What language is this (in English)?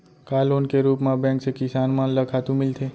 Chhattisgarhi